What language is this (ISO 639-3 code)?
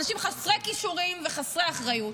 heb